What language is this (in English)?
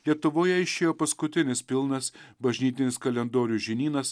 Lithuanian